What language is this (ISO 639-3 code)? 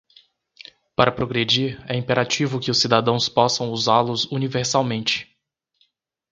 por